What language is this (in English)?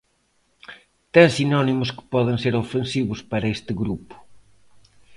Galician